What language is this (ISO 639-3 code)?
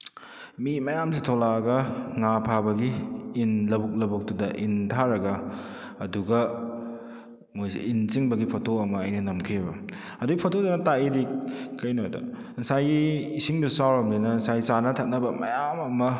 mni